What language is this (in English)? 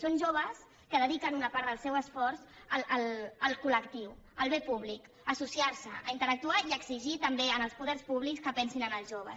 Catalan